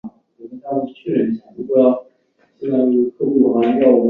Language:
Chinese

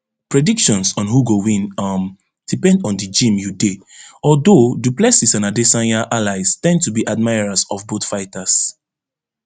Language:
Nigerian Pidgin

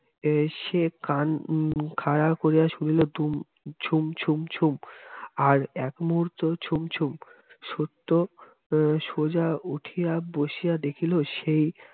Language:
Bangla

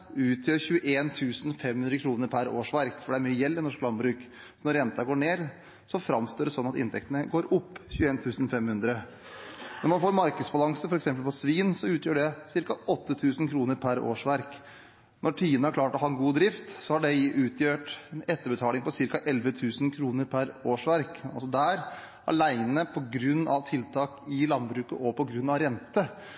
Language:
Norwegian Bokmål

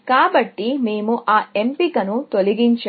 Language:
Telugu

